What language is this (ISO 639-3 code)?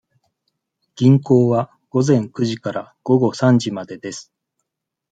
jpn